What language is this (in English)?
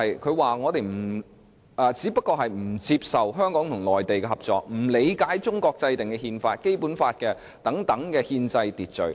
Cantonese